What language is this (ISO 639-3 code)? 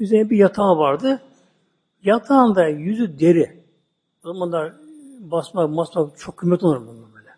tur